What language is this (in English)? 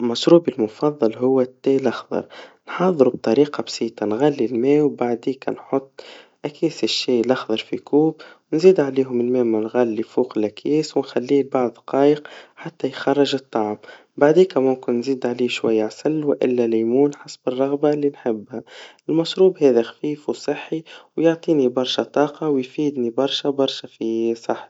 Tunisian Arabic